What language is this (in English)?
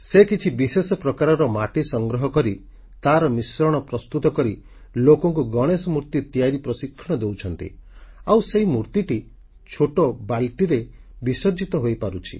Odia